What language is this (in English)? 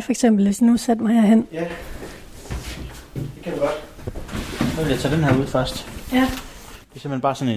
Danish